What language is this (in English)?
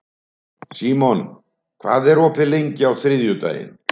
Icelandic